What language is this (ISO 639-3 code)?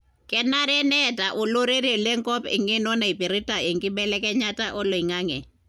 mas